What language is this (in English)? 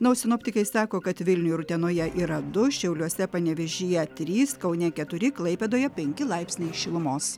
Lithuanian